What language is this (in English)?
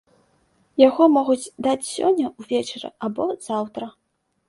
Belarusian